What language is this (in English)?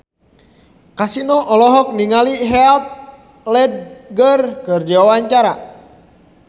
Sundanese